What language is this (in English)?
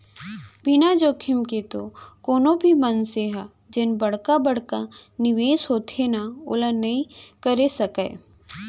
Chhattisgarhi